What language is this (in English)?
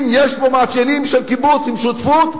Hebrew